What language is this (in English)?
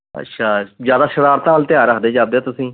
Punjabi